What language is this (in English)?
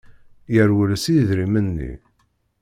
Kabyle